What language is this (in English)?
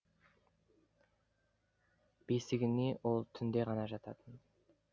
Kazakh